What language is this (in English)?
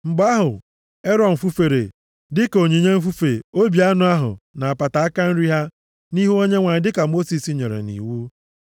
Igbo